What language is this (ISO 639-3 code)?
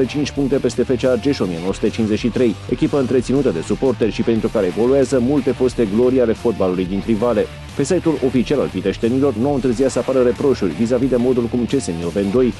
ron